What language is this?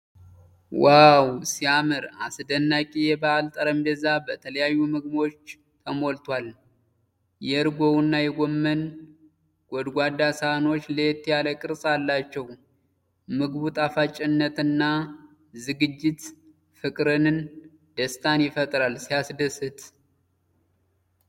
Amharic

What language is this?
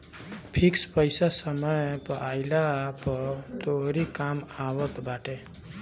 Bhojpuri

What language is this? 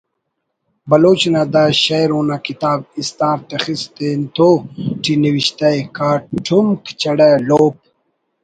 Brahui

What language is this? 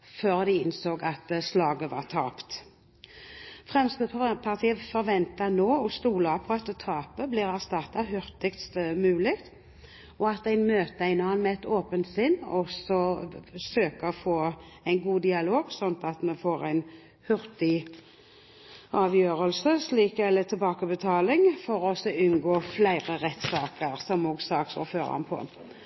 Norwegian Bokmål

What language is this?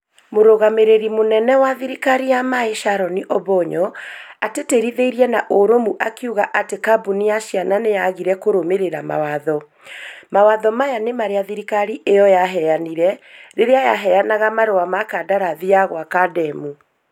Kikuyu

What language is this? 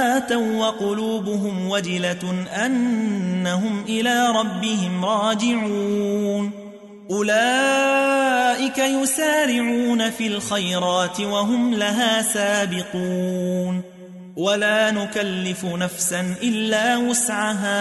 Arabic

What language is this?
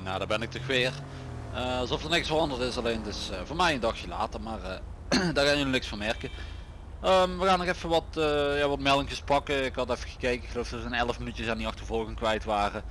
Dutch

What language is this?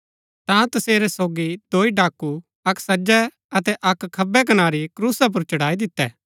Gaddi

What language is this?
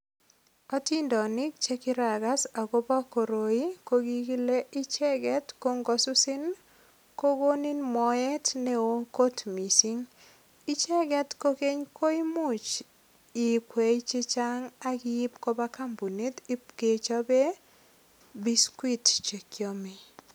Kalenjin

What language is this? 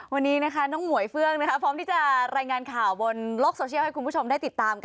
Thai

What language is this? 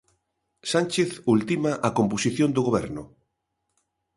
Galician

